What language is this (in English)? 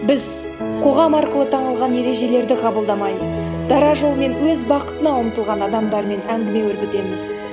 Kazakh